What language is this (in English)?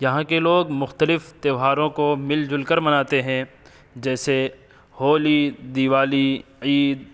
Urdu